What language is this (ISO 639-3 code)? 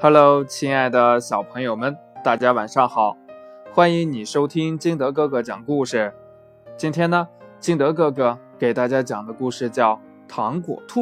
zho